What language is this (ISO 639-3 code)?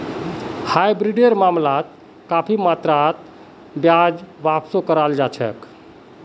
mag